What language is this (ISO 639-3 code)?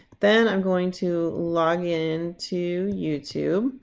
eng